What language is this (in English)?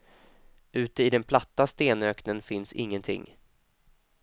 Swedish